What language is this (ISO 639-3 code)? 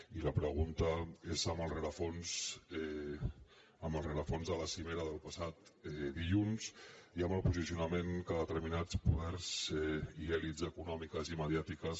cat